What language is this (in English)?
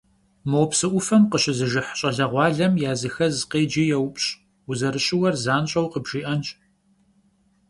Kabardian